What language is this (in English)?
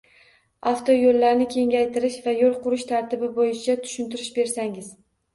Uzbek